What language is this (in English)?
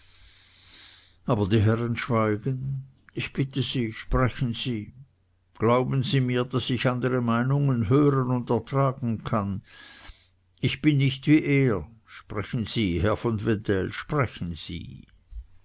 German